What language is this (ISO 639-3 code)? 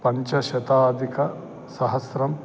san